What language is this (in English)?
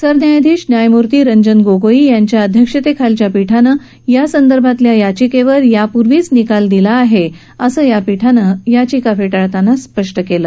Marathi